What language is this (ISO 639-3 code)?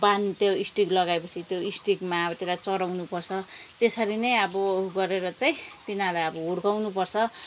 nep